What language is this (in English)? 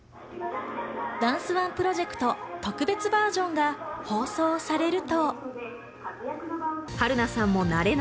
Japanese